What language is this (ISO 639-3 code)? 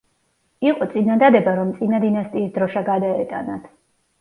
kat